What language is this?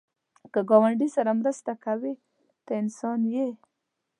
Pashto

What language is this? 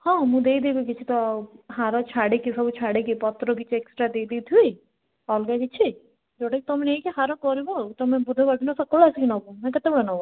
Odia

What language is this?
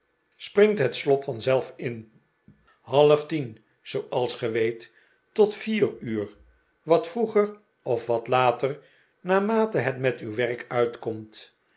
Dutch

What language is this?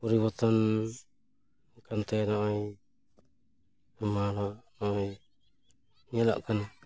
Santali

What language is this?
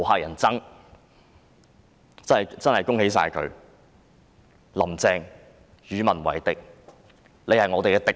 Cantonese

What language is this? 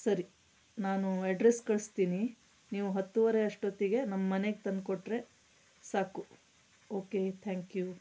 Kannada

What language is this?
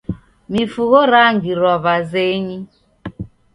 Taita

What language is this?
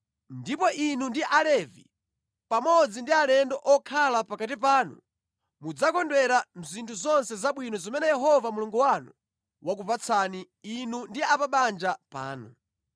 Nyanja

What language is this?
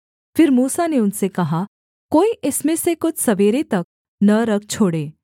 Hindi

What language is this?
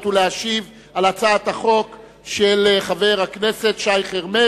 Hebrew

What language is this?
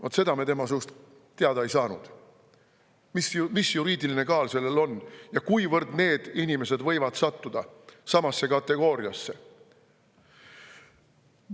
Estonian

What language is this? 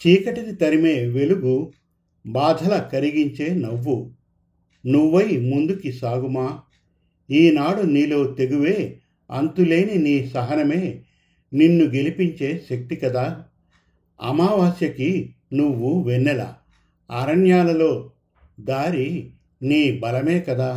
Telugu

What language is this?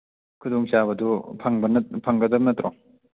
Manipuri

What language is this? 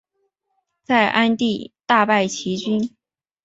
Chinese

